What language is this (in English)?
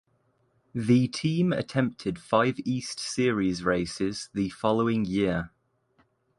English